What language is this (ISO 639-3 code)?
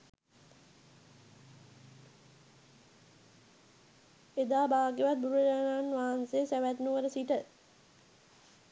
sin